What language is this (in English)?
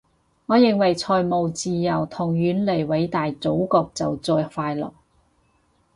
Cantonese